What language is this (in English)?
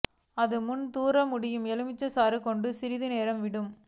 Tamil